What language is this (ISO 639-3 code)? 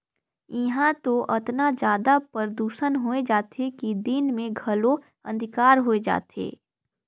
hne